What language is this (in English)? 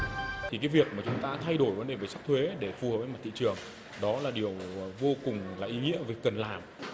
Vietnamese